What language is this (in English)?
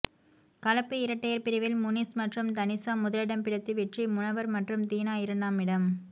Tamil